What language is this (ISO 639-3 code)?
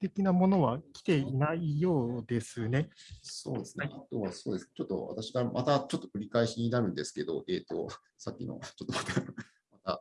jpn